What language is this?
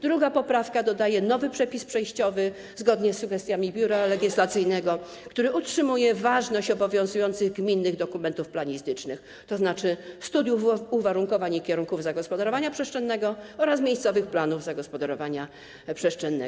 Polish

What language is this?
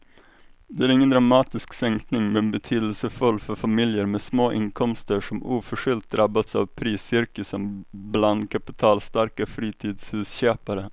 Swedish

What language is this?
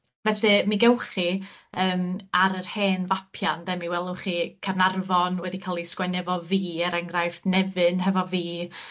Welsh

